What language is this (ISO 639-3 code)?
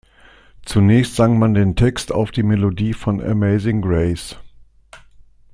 deu